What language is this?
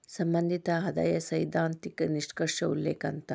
Kannada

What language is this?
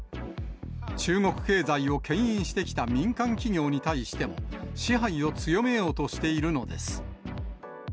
Japanese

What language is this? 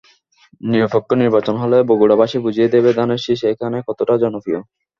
Bangla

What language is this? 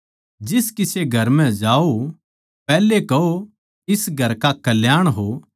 Haryanvi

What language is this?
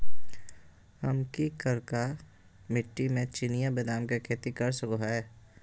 Magahi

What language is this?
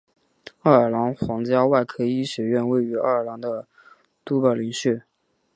Chinese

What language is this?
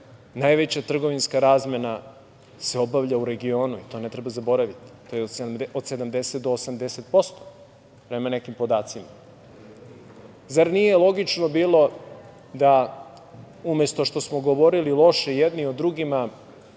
Serbian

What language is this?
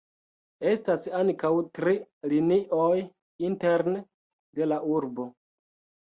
Esperanto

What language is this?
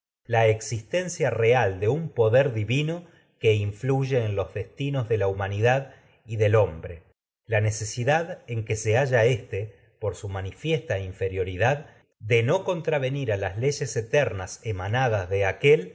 Spanish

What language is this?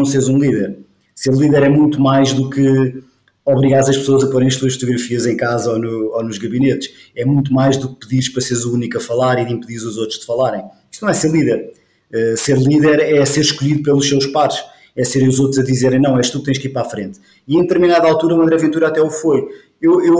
Portuguese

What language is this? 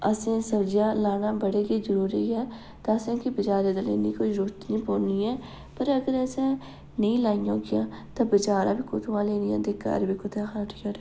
Dogri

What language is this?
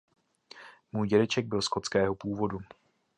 Czech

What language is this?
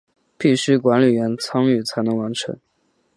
Chinese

